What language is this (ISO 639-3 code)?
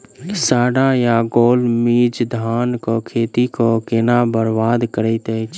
mai